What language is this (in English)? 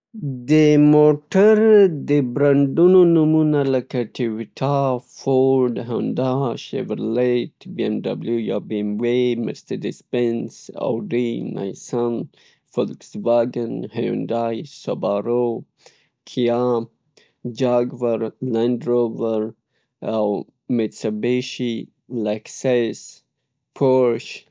Pashto